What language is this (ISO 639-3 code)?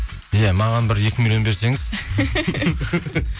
kaz